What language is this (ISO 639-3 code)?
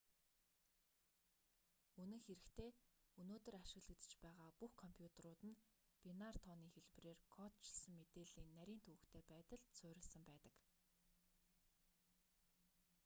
mon